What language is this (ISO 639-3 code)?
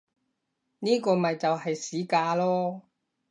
yue